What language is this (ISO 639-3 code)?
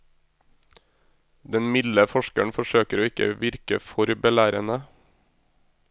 nor